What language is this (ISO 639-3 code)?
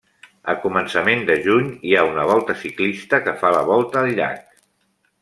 cat